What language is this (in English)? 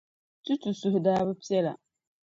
Dagbani